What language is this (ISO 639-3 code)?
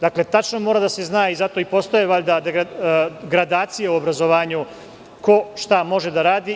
srp